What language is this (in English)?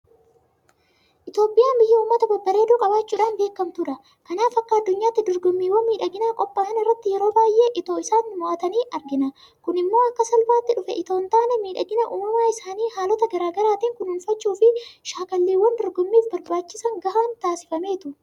Oromo